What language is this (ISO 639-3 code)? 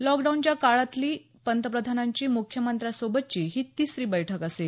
mar